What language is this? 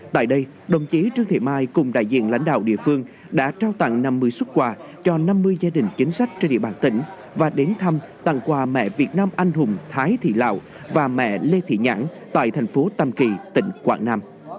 Vietnamese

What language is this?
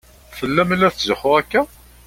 Kabyle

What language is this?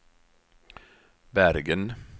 Swedish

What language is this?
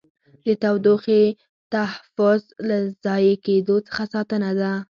Pashto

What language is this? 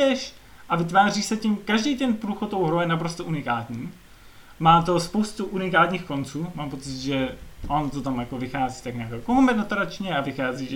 Czech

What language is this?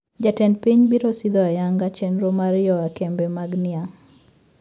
Luo (Kenya and Tanzania)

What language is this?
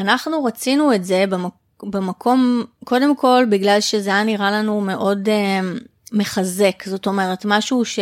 Hebrew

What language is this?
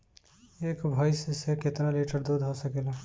Bhojpuri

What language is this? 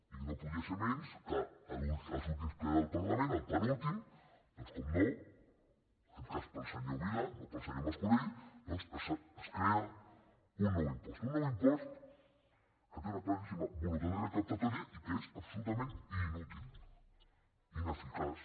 Catalan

